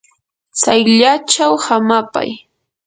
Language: Yanahuanca Pasco Quechua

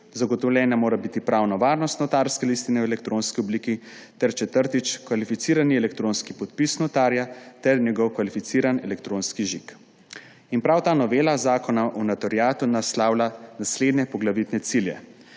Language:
Slovenian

